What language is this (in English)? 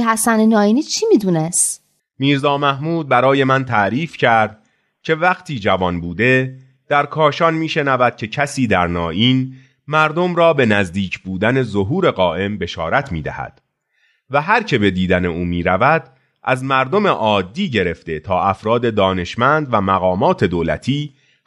Persian